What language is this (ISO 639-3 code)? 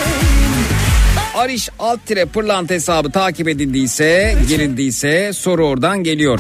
tur